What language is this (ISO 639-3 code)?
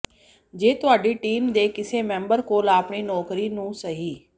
pan